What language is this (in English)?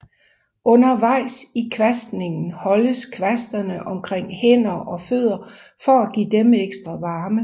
Danish